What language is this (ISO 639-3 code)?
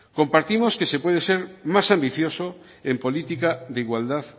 spa